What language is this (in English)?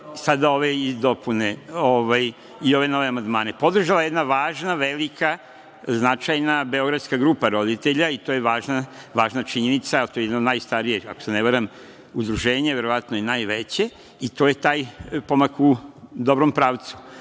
Serbian